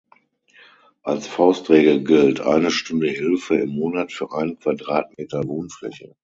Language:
German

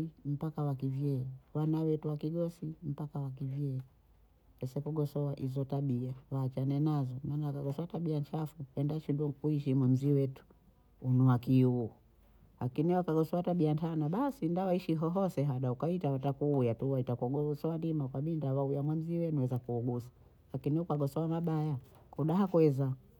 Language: Bondei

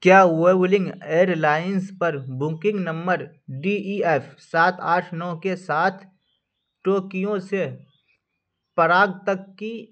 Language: Urdu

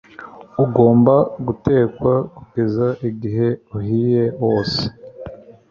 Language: Kinyarwanda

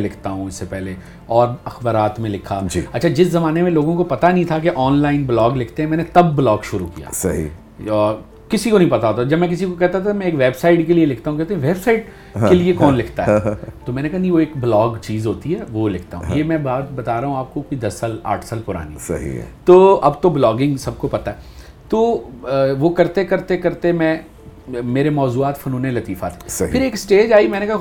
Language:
Urdu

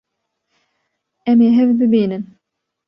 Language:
Kurdish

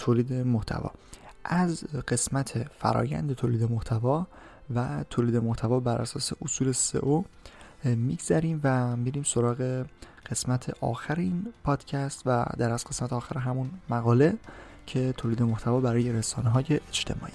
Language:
Persian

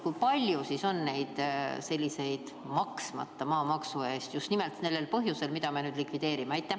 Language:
Estonian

